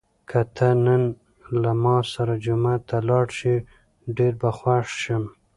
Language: Pashto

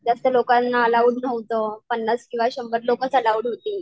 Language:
Marathi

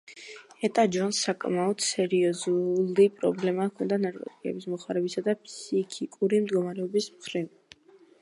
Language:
Georgian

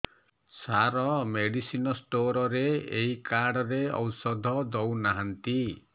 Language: Odia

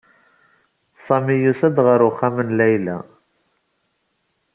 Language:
Kabyle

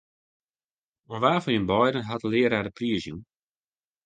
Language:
Western Frisian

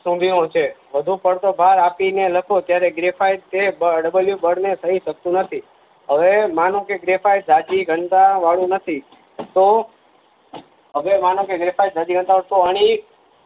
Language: Gujarati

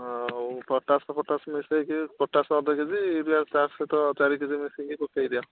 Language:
Odia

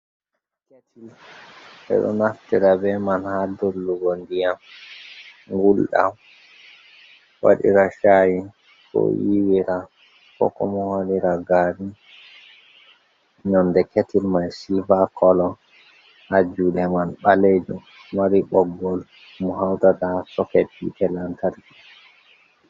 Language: Fula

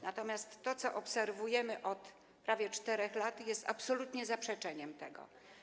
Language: Polish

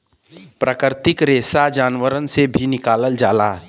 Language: Bhojpuri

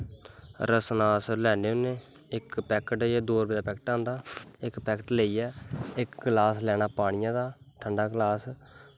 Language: Dogri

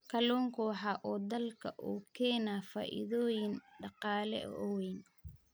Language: Somali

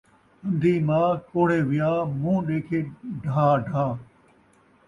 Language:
Saraiki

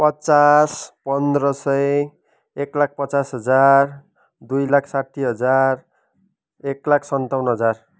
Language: Nepali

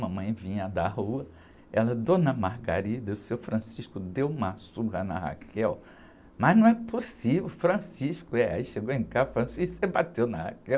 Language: Portuguese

